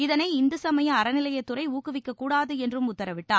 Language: Tamil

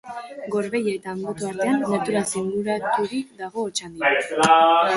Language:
Basque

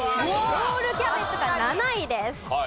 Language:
Japanese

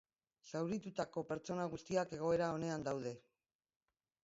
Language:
Basque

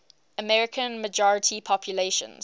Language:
English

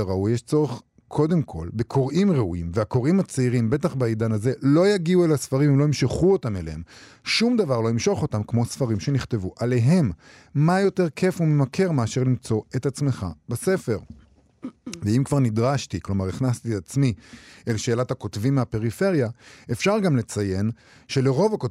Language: Hebrew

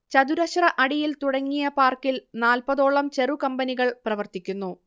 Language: Malayalam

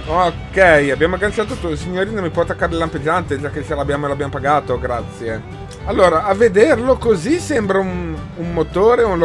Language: Italian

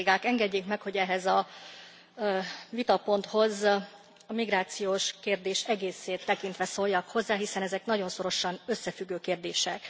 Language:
Hungarian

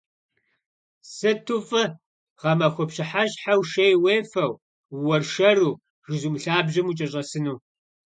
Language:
Kabardian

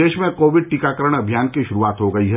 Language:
Hindi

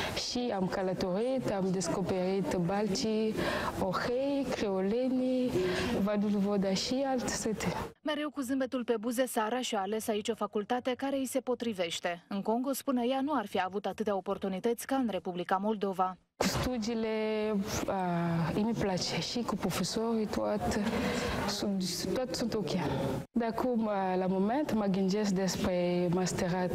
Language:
Romanian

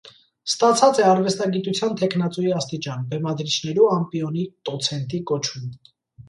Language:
Armenian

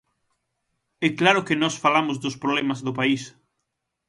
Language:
Galician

